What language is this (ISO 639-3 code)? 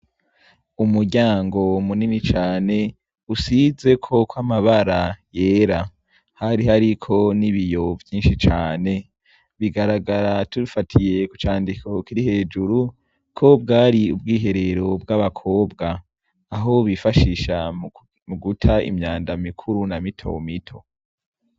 run